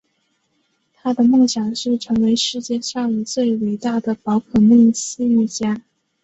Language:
Chinese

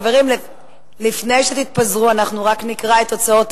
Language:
Hebrew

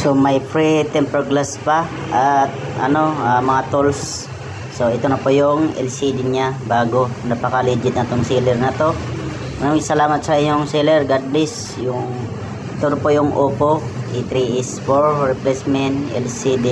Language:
Filipino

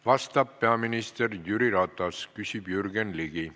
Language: Estonian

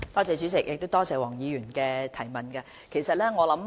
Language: Cantonese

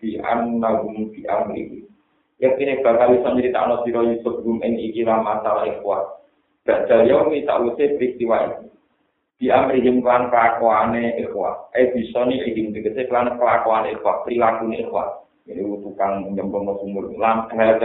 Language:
Indonesian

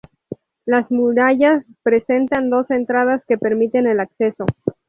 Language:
Spanish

